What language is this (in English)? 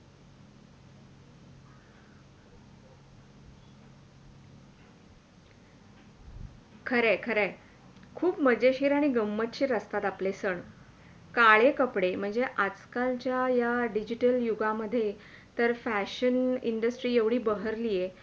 Marathi